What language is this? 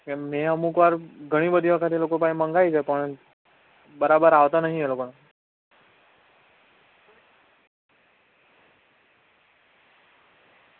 Gujarati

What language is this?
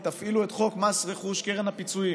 Hebrew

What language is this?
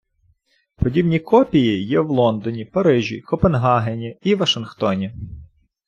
Ukrainian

